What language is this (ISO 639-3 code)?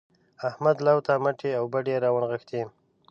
pus